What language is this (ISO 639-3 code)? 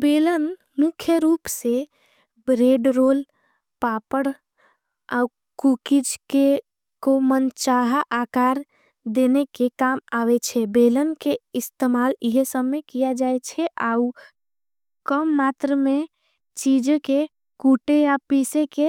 anp